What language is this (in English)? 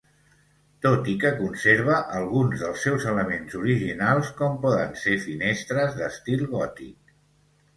Catalan